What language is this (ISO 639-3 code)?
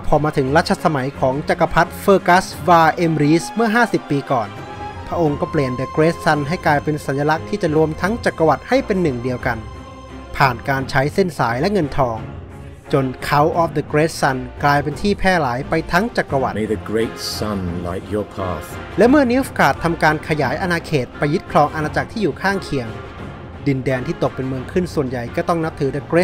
tha